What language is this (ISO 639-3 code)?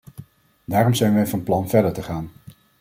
nld